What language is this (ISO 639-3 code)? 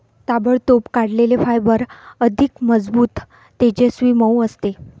mar